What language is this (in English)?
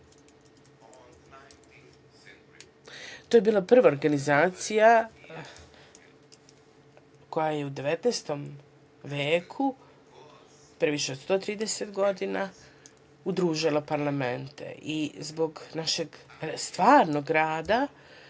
Serbian